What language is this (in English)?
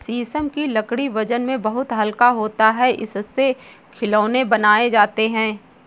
Hindi